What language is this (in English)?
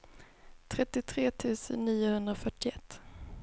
Swedish